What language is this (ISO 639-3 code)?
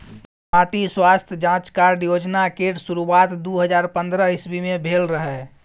mai